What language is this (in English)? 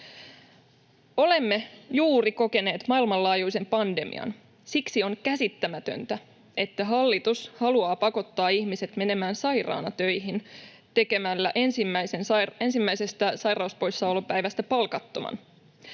Finnish